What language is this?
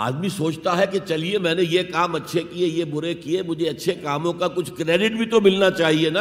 Urdu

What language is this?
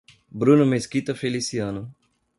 Portuguese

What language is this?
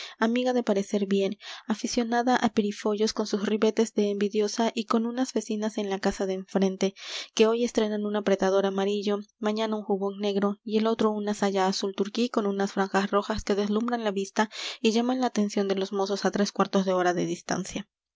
Spanish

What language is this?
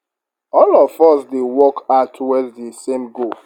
Nigerian Pidgin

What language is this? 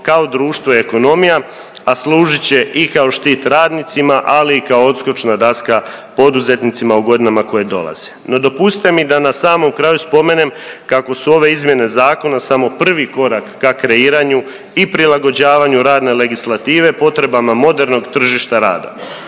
Croatian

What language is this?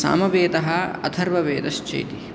Sanskrit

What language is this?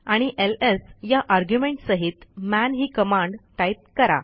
Marathi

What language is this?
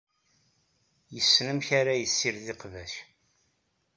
Kabyle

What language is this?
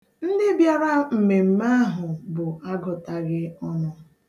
Igbo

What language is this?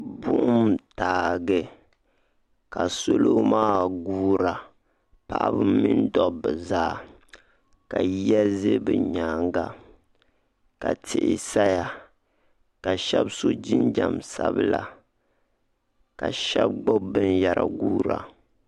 Dagbani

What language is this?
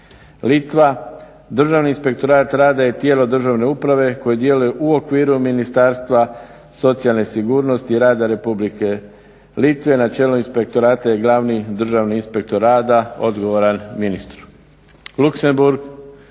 Croatian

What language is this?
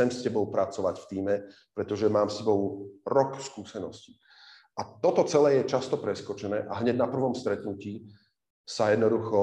Slovak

